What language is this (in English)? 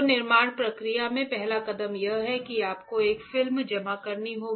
Hindi